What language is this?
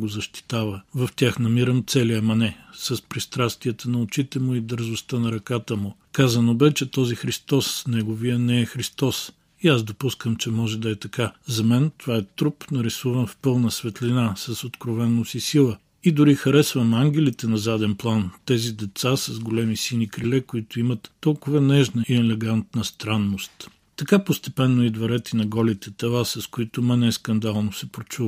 Bulgarian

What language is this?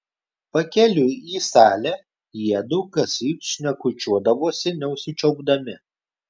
Lithuanian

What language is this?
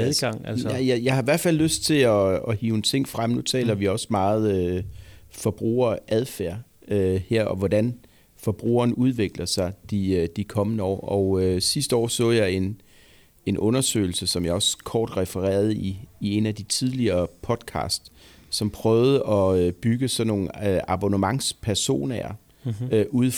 Danish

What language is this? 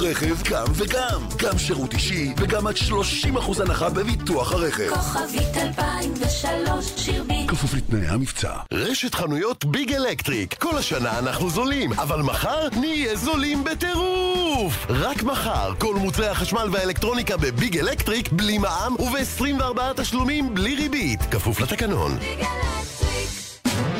Hebrew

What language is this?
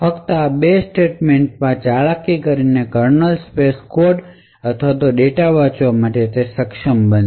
Gujarati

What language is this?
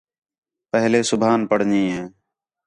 Khetrani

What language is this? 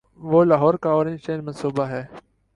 Urdu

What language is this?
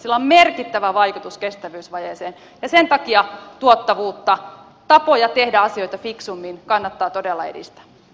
Finnish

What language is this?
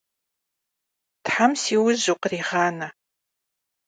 Kabardian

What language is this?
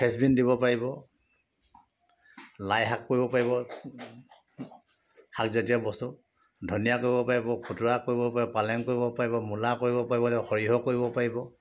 Assamese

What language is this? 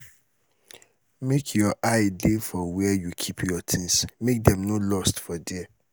Nigerian Pidgin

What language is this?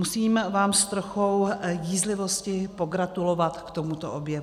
Czech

